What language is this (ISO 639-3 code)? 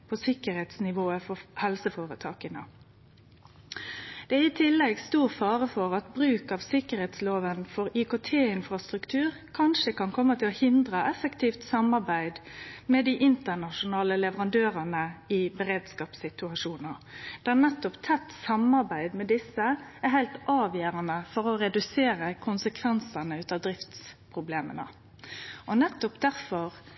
nno